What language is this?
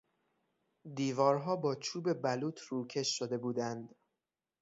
Persian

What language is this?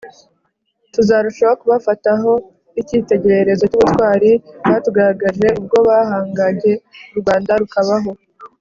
Kinyarwanda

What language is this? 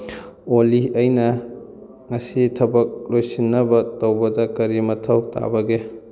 Manipuri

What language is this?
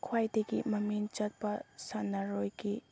Manipuri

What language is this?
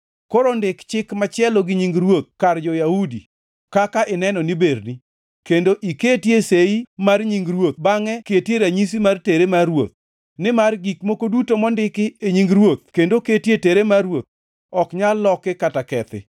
Luo (Kenya and Tanzania)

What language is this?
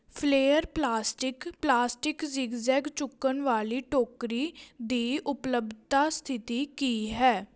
Punjabi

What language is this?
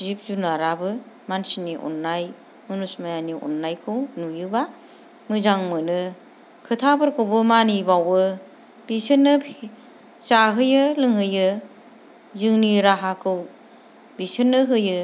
Bodo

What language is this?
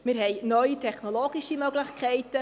Swiss German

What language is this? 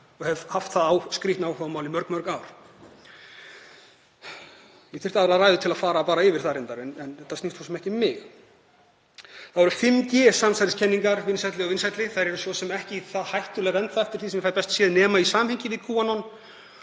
Icelandic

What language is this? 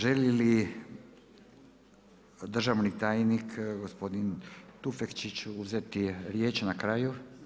Croatian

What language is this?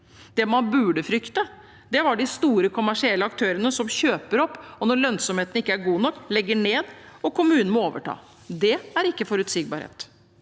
Norwegian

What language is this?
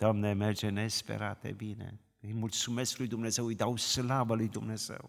Romanian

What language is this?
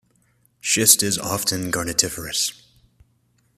English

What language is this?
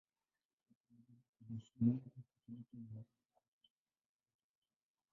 Swahili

